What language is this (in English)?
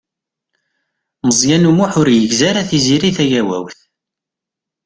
Kabyle